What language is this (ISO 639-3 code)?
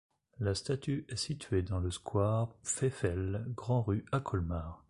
fra